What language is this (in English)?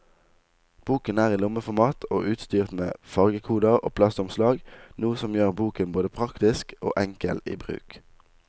Norwegian